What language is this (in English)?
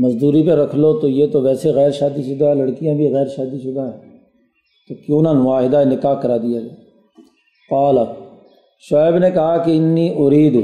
Urdu